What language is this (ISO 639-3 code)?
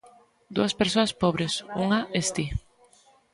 glg